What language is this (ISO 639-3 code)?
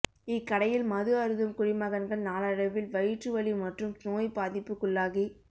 tam